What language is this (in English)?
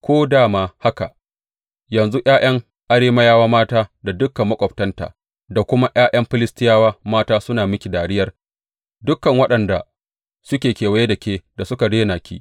Hausa